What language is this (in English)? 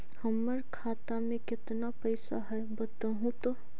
Magahi